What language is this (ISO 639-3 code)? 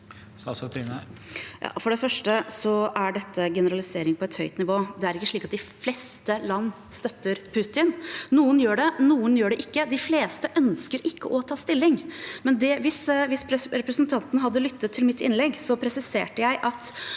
nor